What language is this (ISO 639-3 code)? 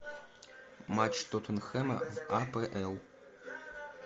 rus